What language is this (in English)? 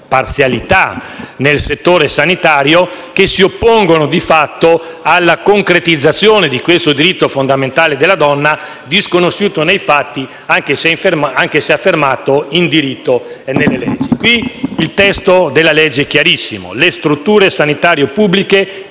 Italian